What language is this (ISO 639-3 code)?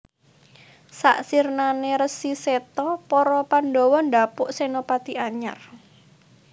jav